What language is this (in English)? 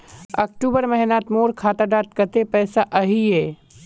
Magahi